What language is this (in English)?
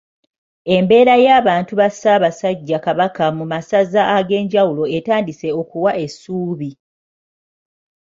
Ganda